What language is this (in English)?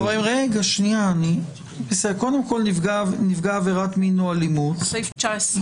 Hebrew